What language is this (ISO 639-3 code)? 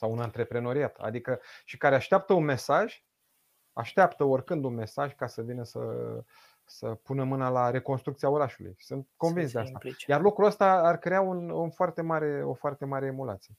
ron